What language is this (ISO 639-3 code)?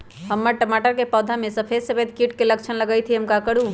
mag